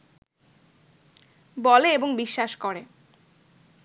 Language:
Bangla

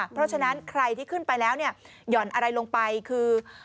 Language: Thai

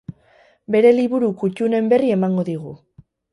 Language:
Basque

